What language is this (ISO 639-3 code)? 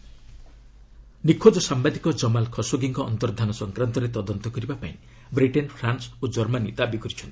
ori